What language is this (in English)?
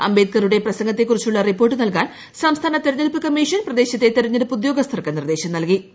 Malayalam